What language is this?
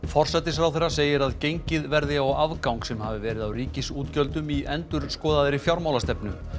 Icelandic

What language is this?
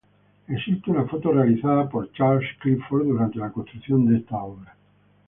Spanish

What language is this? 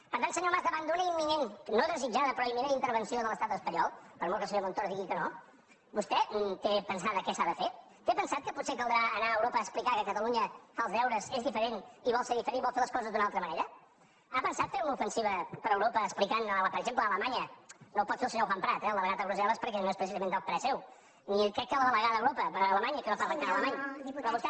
Catalan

